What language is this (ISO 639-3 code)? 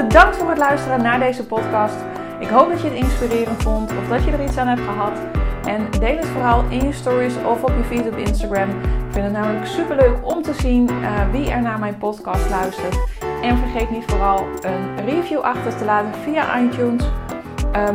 nld